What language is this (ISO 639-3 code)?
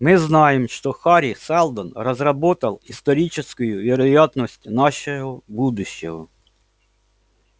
rus